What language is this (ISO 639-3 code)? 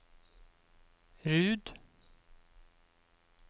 nor